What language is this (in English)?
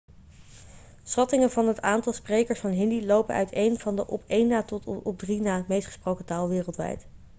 Dutch